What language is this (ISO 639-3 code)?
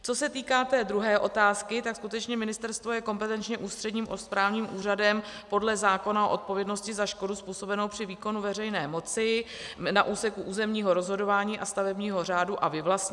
ces